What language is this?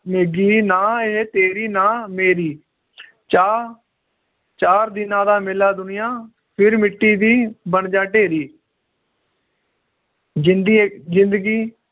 Punjabi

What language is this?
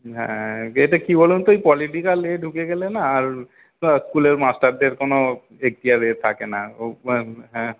Bangla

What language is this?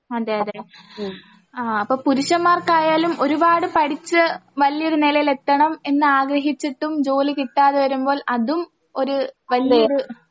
Malayalam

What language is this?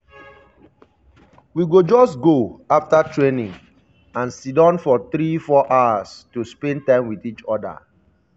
Nigerian Pidgin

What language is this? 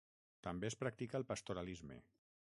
Catalan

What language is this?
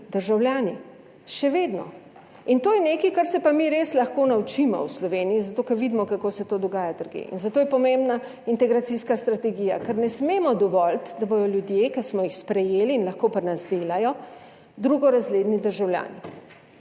Slovenian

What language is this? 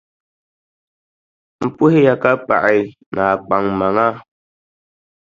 Dagbani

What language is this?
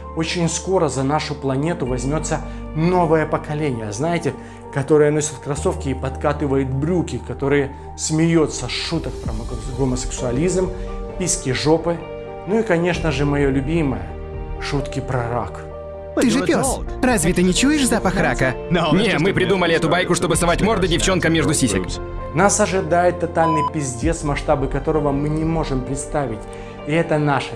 Russian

